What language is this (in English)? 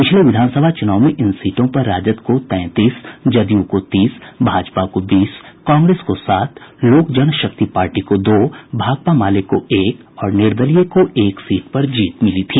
Hindi